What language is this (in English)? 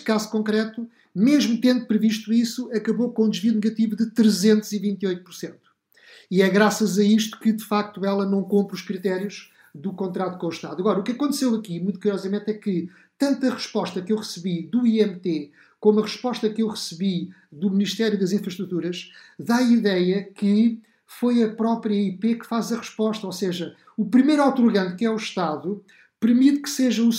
Portuguese